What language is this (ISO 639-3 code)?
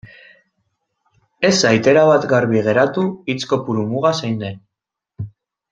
eus